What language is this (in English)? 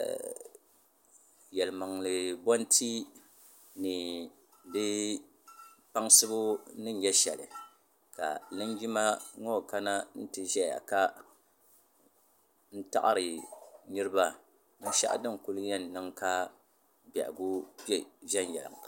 Dagbani